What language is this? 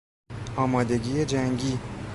Persian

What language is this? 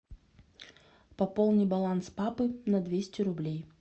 Russian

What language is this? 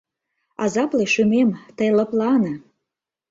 Mari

